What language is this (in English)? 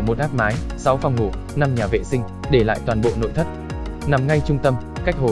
Vietnamese